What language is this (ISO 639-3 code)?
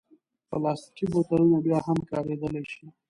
pus